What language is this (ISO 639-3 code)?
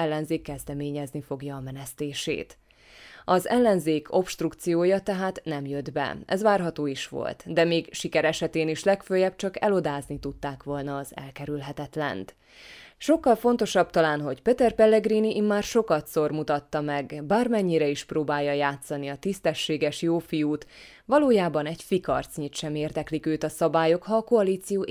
hun